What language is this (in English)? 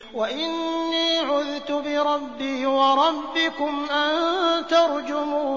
Arabic